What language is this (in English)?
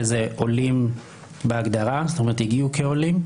Hebrew